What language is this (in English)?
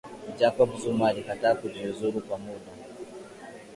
Swahili